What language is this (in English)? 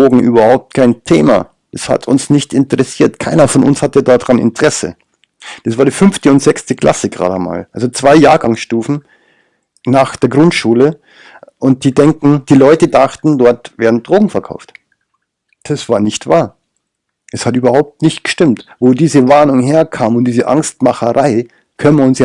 German